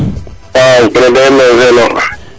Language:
Serer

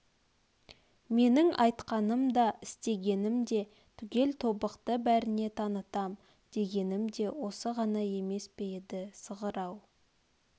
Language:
Kazakh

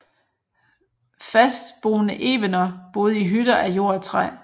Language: Danish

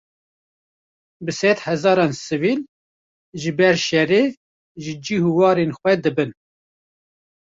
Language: Kurdish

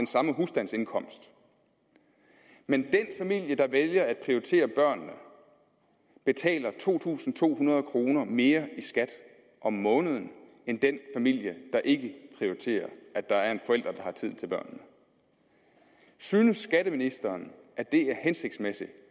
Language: Danish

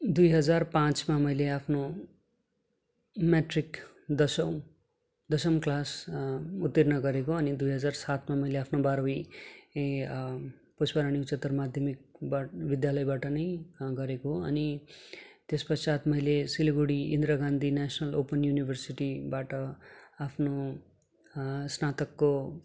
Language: Nepali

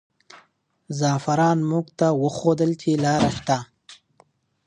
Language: Pashto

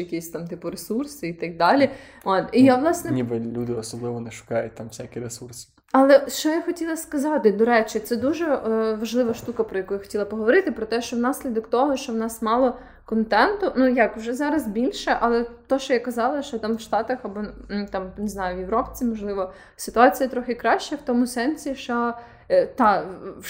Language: Ukrainian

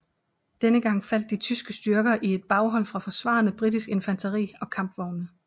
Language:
Danish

